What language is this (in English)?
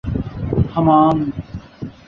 Urdu